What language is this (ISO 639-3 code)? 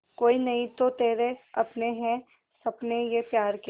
hin